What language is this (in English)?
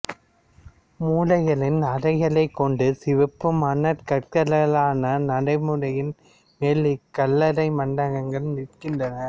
Tamil